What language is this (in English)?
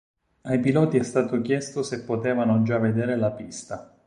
Italian